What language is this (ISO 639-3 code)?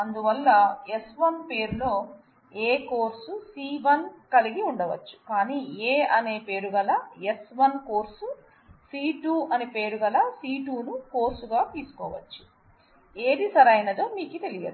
tel